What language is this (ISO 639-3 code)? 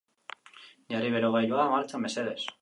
eus